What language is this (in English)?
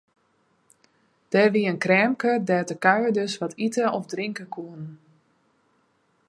Western Frisian